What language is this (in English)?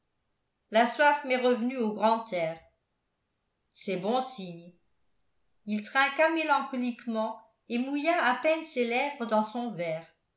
French